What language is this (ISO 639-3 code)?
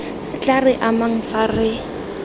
tsn